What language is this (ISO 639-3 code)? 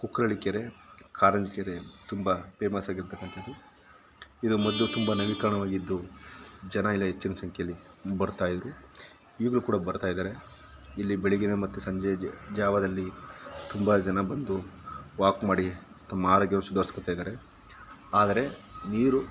kan